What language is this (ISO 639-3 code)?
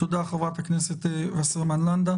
heb